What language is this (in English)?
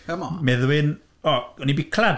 Welsh